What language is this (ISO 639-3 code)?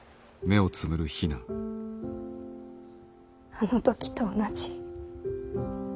jpn